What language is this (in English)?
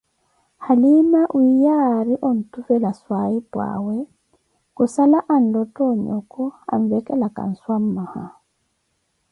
Koti